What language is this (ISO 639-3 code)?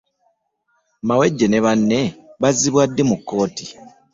lug